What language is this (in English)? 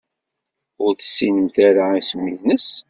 Kabyle